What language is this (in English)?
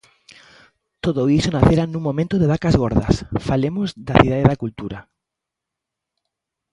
Galician